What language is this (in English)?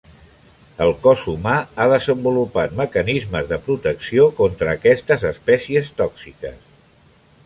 Catalan